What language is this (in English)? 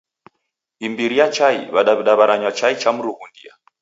Taita